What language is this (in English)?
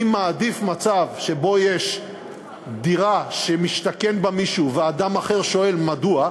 Hebrew